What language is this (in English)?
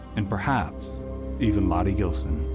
English